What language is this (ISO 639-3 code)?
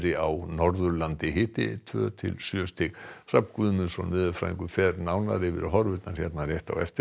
isl